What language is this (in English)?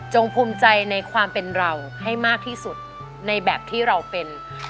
Thai